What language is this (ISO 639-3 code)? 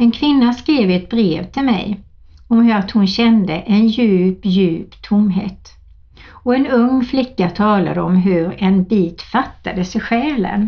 swe